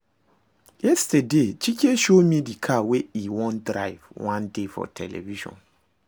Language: Nigerian Pidgin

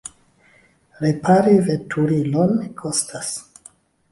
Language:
Esperanto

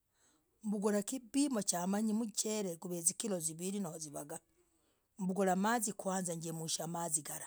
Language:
Logooli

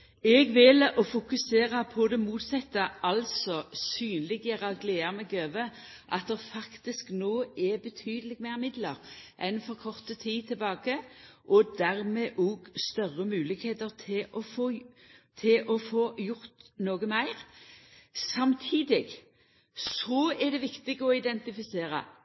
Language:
Norwegian Nynorsk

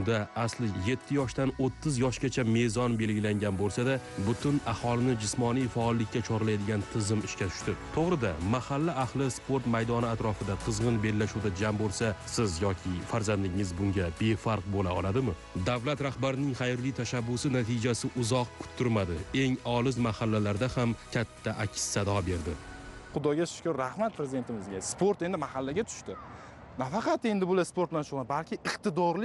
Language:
Turkish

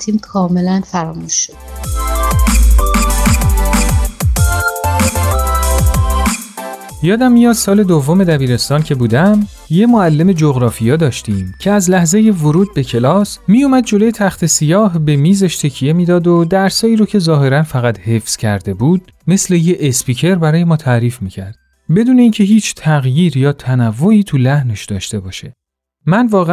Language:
Persian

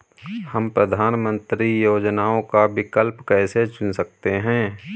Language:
Hindi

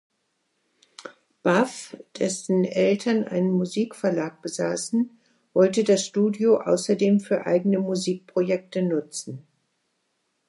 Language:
German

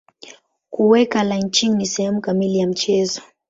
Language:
Swahili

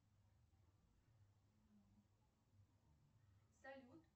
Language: Russian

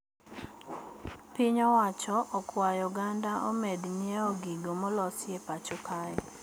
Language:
Luo (Kenya and Tanzania)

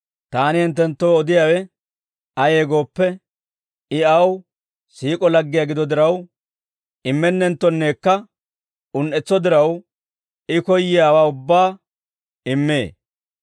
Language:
Dawro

